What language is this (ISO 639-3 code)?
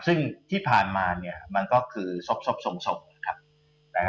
tha